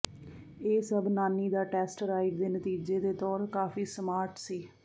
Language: Punjabi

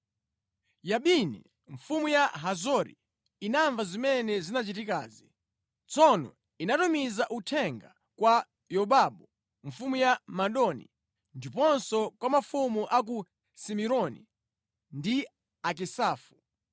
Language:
Nyanja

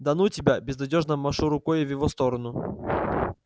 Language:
Russian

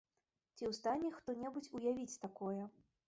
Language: Belarusian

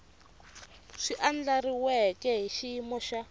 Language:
Tsonga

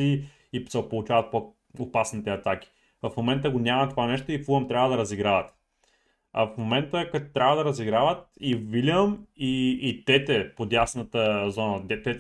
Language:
Bulgarian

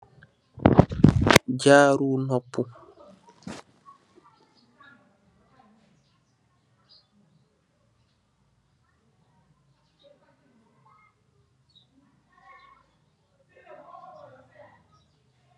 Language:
Wolof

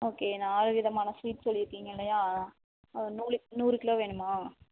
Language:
Tamil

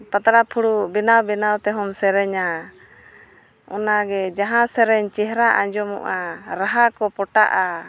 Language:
Santali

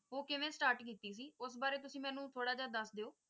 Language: Punjabi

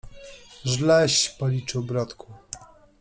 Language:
Polish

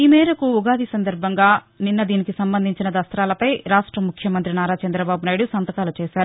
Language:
Telugu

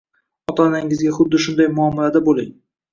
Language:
Uzbek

